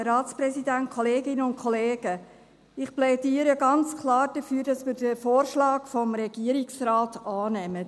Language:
Swiss German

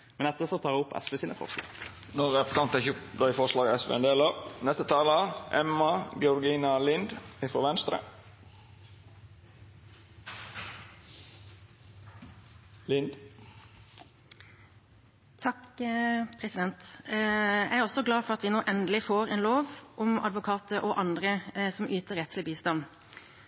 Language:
Norwegian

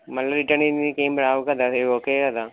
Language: Telugu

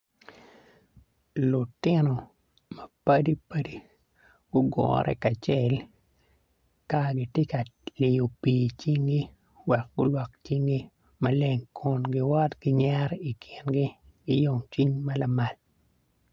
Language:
Acoli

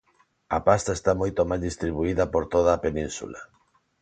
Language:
Galician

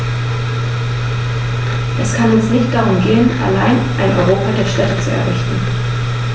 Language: German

